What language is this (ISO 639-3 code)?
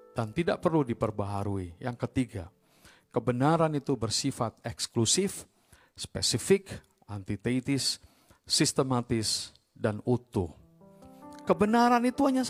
ind